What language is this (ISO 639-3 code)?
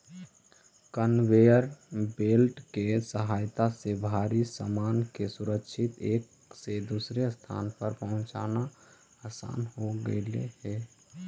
mag